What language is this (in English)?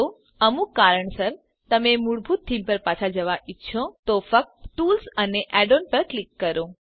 Gujarati